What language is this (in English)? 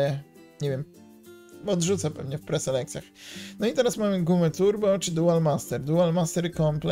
Polish